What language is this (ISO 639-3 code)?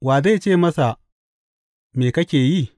hau